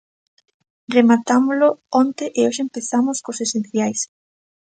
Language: Galician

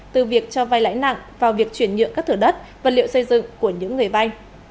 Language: Vietnamese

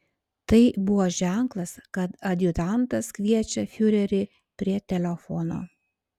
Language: Lithuanian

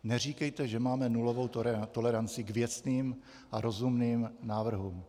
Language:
Czech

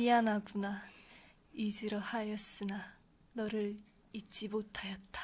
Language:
Korean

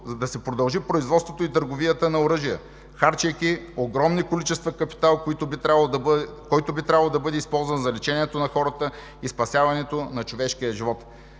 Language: Bulgarian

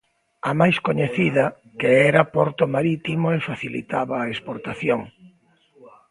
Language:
Galician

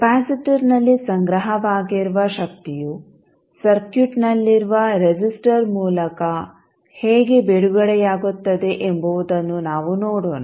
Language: Kannada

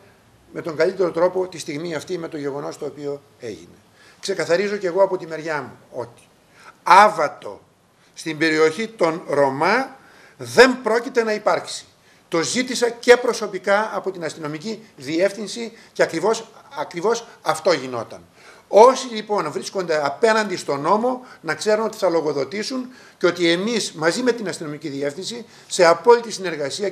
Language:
Greek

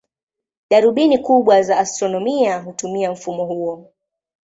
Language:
Swahili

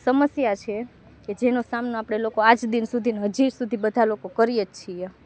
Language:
Gujarati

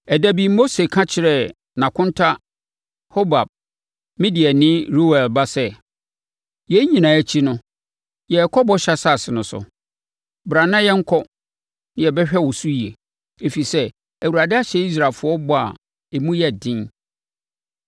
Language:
Akan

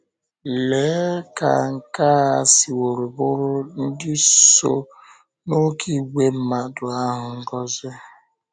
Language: Igbo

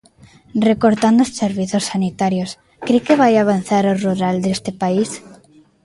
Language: Galician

